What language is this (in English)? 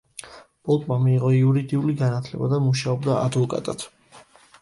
Georgian